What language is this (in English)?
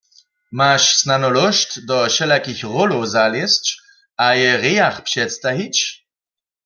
Upper Sorbian